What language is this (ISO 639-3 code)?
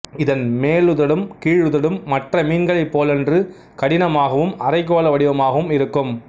tam